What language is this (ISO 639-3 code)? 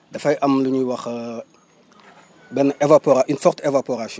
wol